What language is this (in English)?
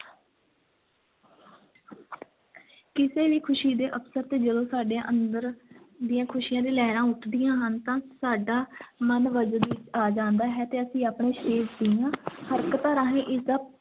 Punjabi